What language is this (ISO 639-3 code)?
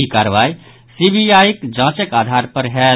mai